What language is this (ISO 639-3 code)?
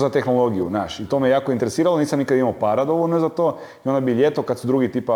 hrv